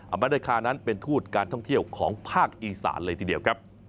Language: Thai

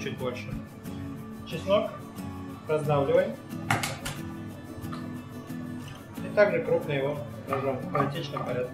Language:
Russian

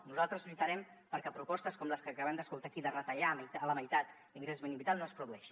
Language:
Catalan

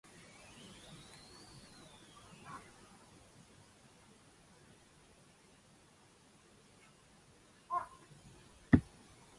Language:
Japanese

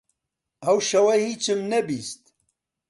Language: Central Kurdish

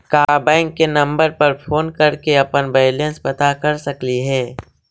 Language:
Magahi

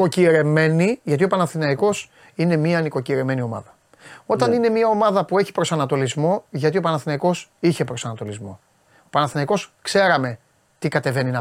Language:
Greek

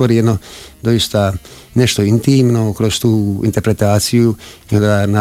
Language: Croatian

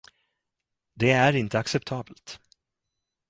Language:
Swedish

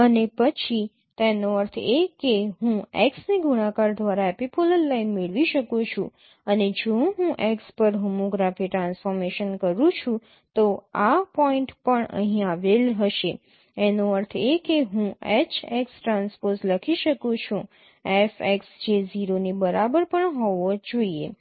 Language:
Gujarati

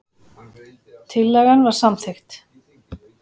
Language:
Icelandic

